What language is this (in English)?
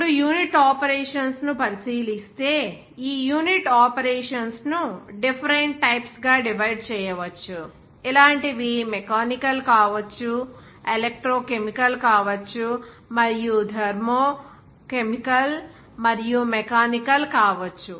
Telugu